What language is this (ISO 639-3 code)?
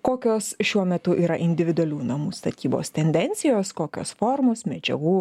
lit